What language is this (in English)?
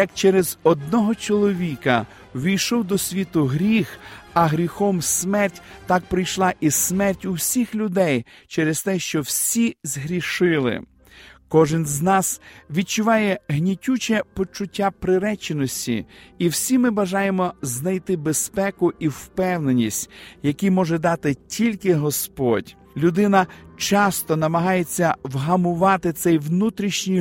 Ukrainian